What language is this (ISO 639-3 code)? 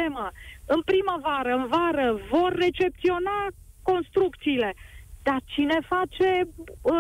ron